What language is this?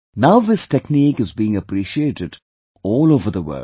English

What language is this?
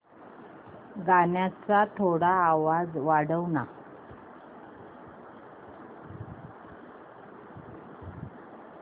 Marathi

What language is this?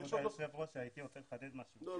Hebrew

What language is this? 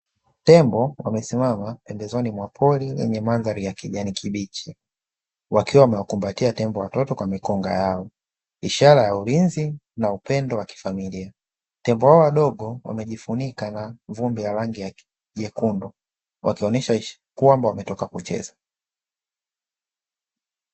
Swahili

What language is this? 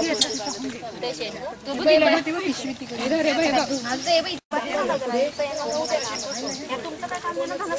Romanian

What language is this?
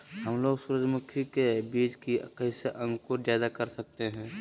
Magahi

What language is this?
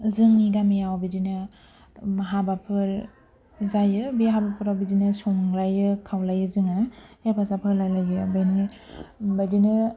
Bodo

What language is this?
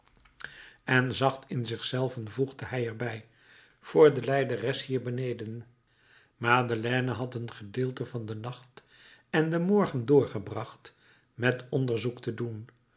Dutch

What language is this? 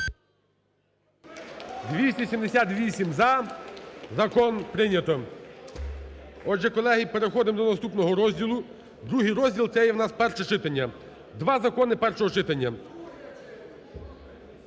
Ukrainian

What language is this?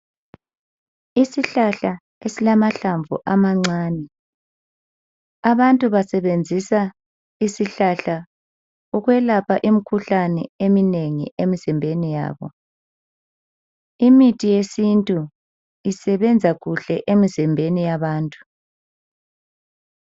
North Ndebele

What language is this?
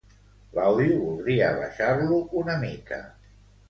Catalan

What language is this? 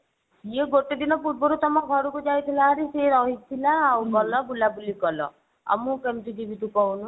Odia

